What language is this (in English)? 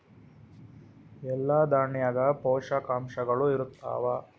Kannada